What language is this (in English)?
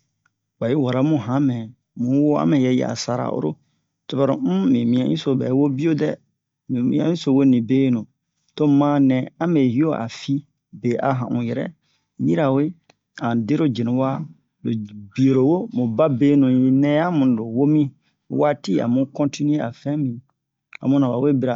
Bomu